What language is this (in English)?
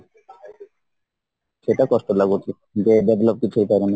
Odia